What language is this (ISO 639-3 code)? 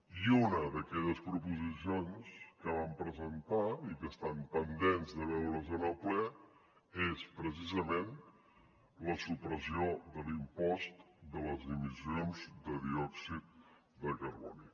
cat